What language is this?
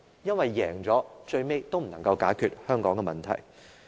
Cantonese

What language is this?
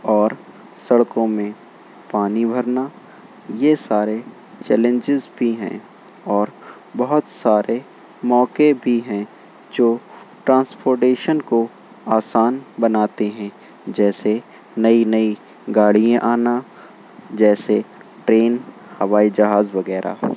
Urdu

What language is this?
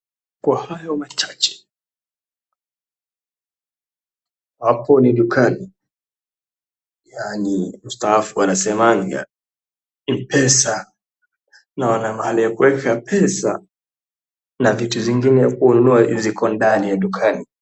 Swahili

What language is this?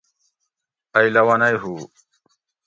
Gawri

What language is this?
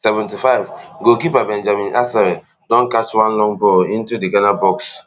Nigerian Pidgin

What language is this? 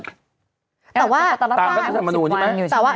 Thai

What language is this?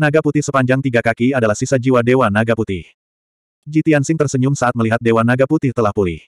Indonesian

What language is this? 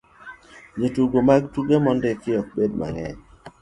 Luo (Kenya and Tanzania)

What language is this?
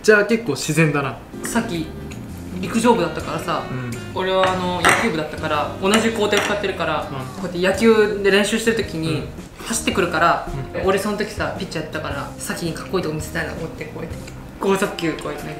Japanese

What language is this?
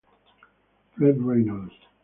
Italian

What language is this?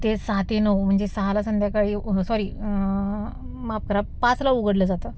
Marathi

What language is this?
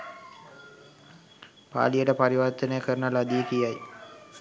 Sinhala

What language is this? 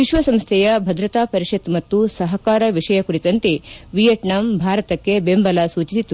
Kannada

